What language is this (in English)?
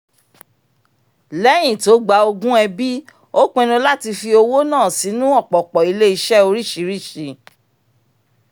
Yoruba